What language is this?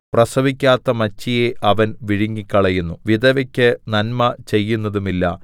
Malayalam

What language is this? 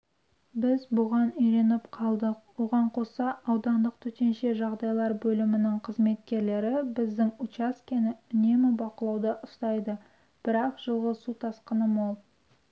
Kazakh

